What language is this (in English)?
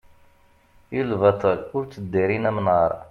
Kabyle